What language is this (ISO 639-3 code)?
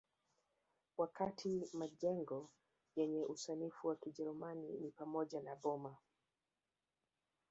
swa